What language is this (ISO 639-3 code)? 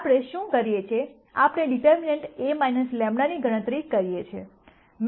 guj